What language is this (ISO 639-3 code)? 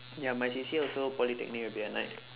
eng